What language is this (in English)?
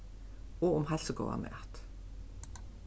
Faroese